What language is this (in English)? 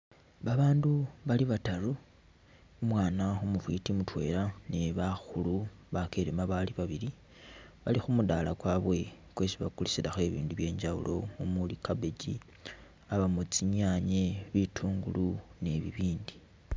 Masaaba